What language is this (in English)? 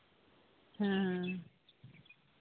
Santali